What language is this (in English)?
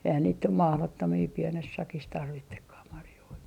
Finnish